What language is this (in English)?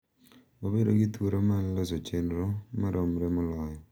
Luo (Kenya and Tanzania)